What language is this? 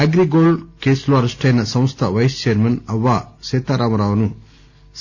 Telugu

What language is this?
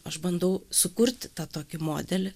Lithuanian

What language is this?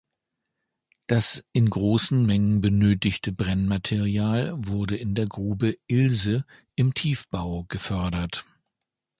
German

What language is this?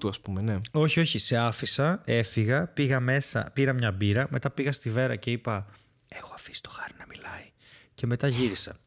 Greek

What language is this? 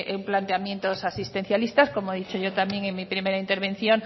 Spanish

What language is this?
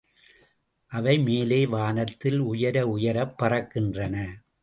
Tamil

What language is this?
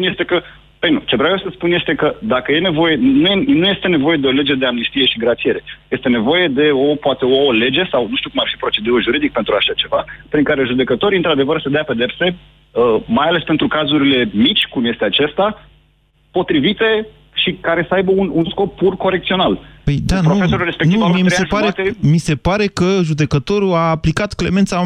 Romanian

